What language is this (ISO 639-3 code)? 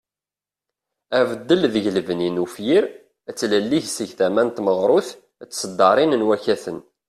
kab